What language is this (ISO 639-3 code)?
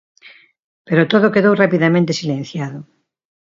glg